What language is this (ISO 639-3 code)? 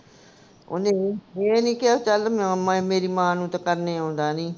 pan